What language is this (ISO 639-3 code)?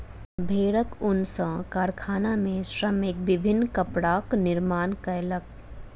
mai